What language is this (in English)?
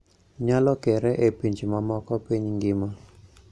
Luo (Kenya and Tanzania)